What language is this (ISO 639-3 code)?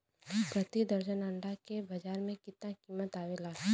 bho